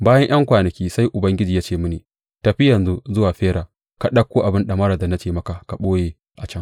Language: Hausa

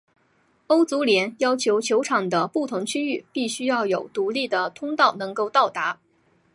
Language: Chinese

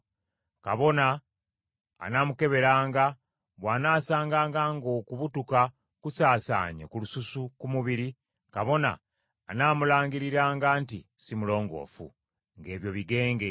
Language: Ganda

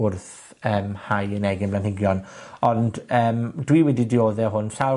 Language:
Welsh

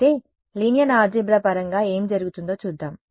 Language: Telugu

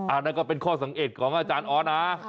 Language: Thai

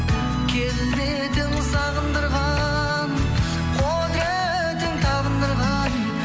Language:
Kazakh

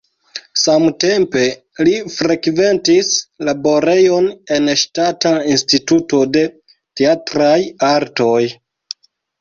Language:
Esperanto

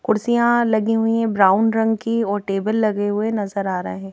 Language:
Hindi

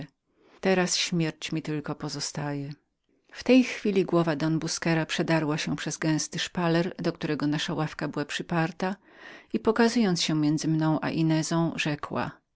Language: Polish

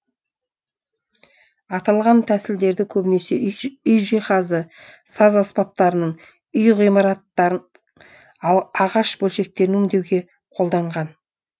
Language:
Kazakh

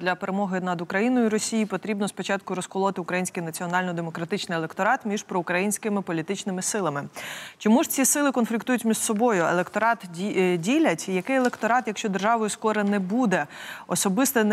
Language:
Ukrainian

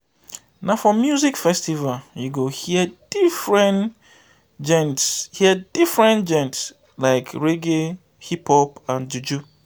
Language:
Nigerian Pidgin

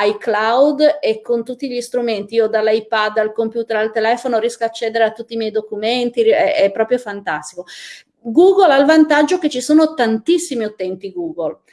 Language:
Italian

